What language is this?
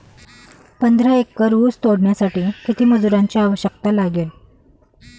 Marathi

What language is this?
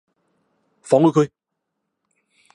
Cantonese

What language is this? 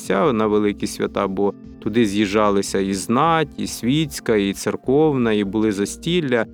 Ukrainian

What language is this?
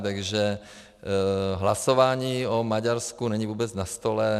Czech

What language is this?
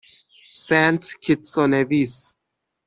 Persian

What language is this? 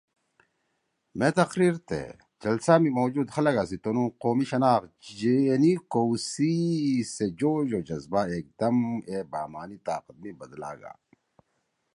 Torwali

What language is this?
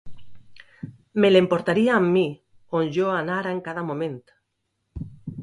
Catalan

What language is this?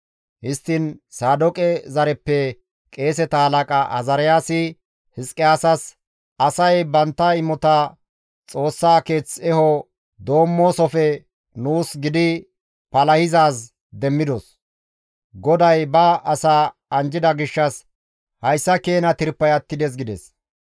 Gamo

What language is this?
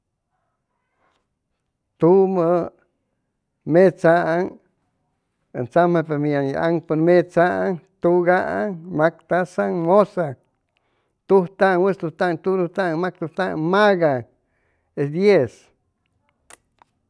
Chimalapa Zoque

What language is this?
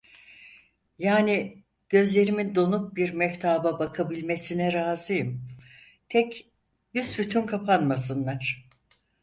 Turkish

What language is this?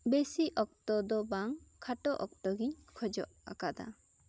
Santali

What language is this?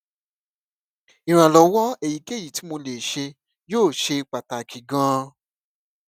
Yoruba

